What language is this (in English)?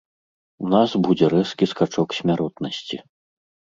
Belarusian